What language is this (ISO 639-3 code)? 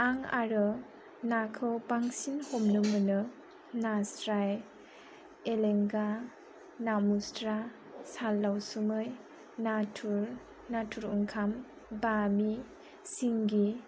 brx